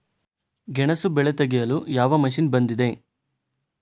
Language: Kannada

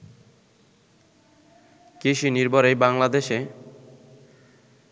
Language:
Bangla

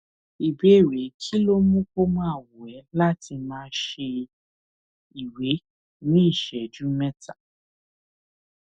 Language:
Yoruba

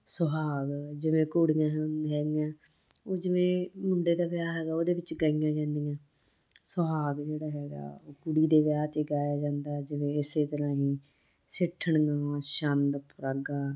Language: Punjabi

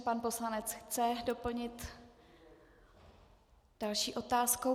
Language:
Czech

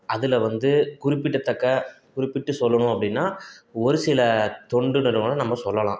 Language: Tamil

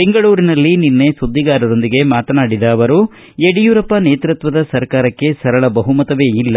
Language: Kannada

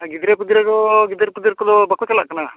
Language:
Santali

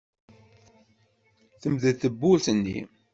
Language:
Kabyle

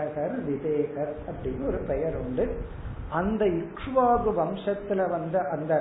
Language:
Tamil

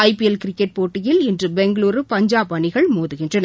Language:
Tamil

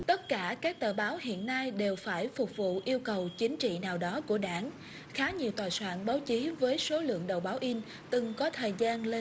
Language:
Vietnamese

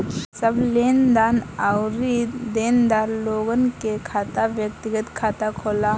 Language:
Bhojpuri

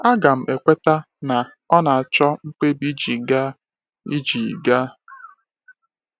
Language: Igbo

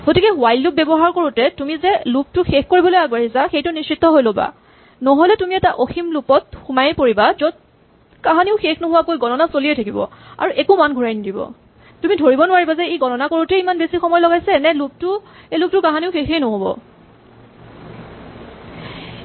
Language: Assamese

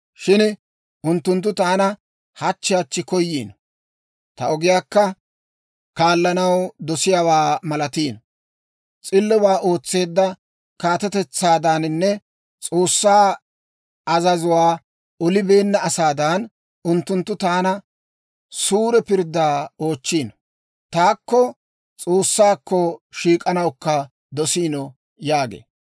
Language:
Dawro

